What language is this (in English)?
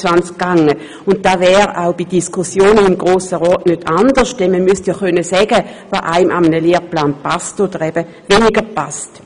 Swiss German